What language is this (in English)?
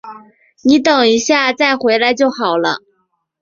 Chinese